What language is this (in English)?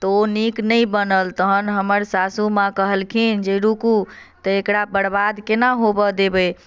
Maithili